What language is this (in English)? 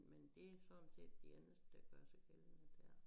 Danish